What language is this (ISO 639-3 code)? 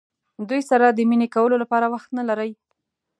pus